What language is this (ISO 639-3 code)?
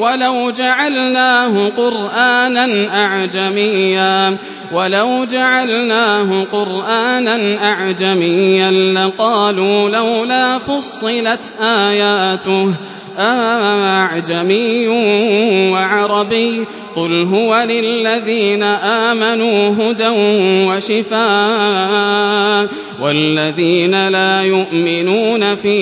ara